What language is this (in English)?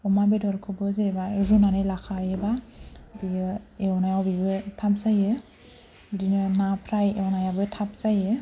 Bodo